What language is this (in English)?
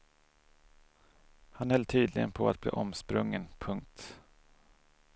Swedish